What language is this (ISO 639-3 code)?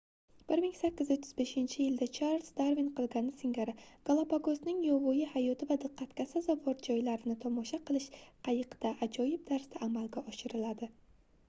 uzb